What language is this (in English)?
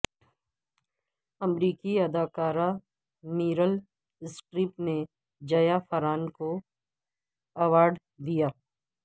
Urdu